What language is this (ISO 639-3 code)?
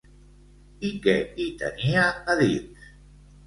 cat